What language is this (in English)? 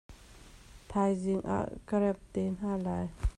Hakha Chin